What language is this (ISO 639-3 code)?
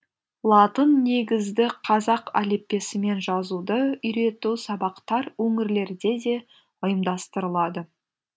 kaz